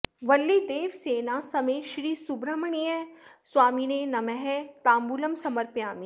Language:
Sanskrit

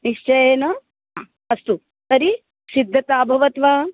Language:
Sanskrit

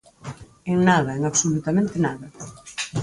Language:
Galician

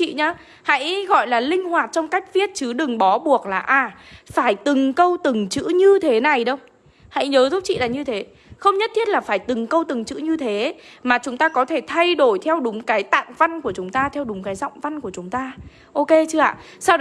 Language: Vietnamese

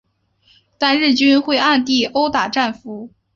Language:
Chinese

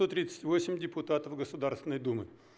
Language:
Russian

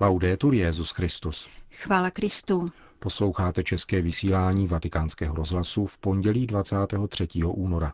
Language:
Czech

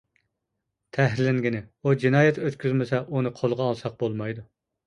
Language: Uyghur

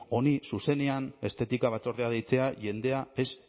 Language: Basque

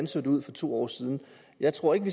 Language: Danish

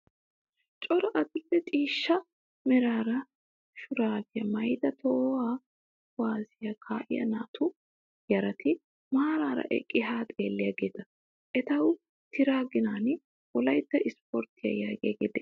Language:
Wolaytta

